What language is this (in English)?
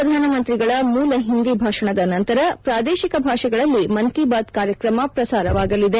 Kannada